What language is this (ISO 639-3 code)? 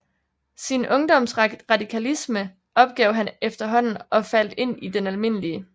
dan